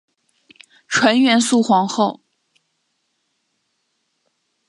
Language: Chinese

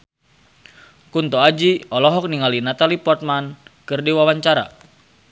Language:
Sundanese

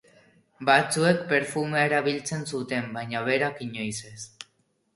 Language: Basque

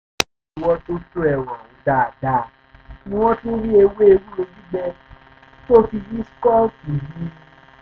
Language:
Yoruba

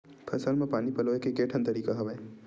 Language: Chhattisgarhi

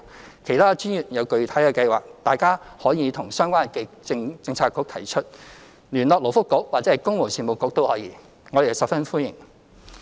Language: Cantonese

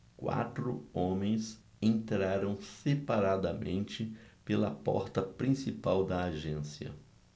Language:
Portuguese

